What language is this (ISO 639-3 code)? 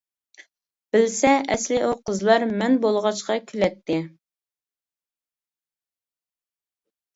uig